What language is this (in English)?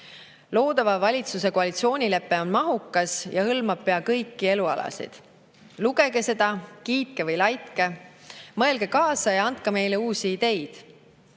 Estonian